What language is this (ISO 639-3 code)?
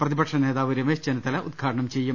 mal